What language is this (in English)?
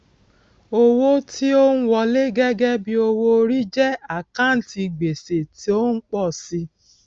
Yoruba